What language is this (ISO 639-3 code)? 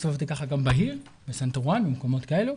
heb